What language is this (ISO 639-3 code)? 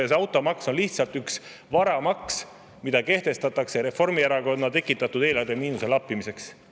est